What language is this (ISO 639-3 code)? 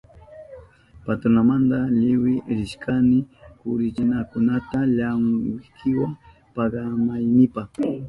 qup